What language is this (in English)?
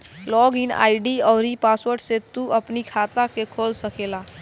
Bhojpuri